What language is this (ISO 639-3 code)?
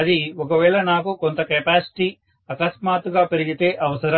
tel